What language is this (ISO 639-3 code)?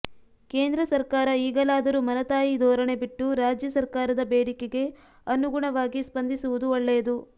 kan